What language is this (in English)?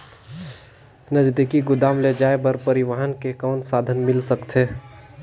Chhattisgarhi